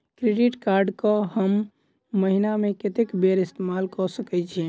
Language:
Maithili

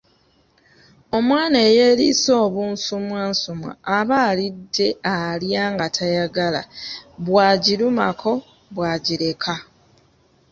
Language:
Ganda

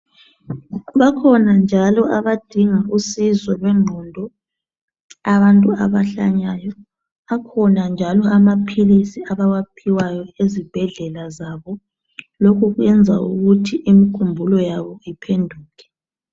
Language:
North Ndebele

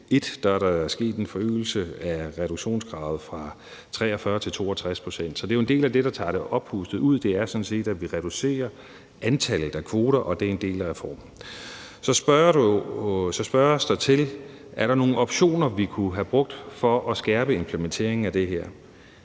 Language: Danish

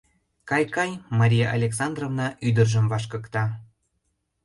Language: Mari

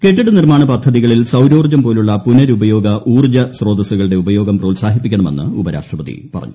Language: Malayalam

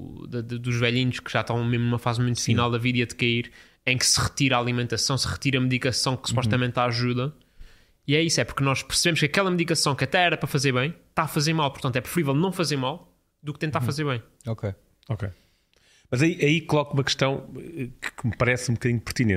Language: Portuguese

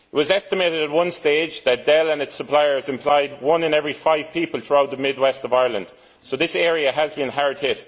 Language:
English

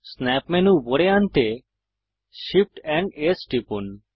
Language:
Bangla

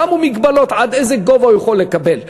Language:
Hebrew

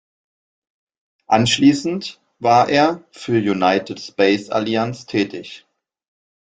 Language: German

